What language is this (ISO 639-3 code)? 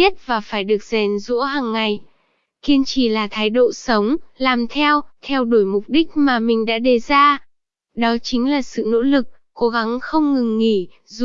vie